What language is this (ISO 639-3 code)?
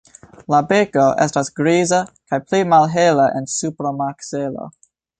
epo